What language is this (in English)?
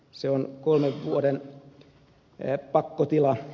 Finnish